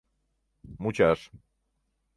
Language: Mari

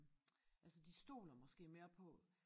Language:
Danish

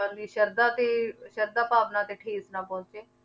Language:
Punjabi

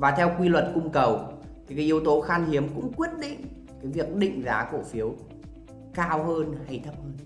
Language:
Vietnamese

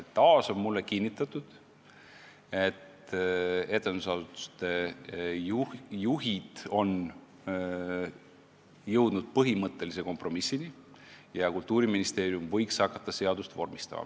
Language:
Estonian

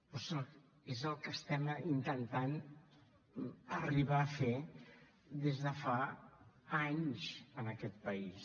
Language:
Catalan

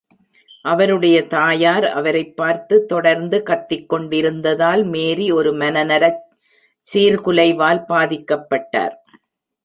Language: Tamil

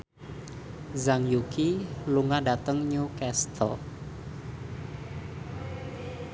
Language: Javanese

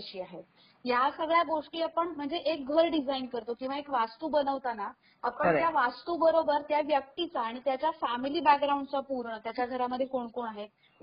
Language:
Marathi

